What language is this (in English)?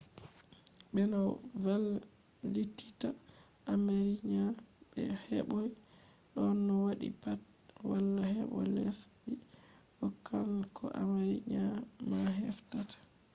Fula